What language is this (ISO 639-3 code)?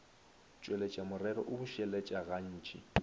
nso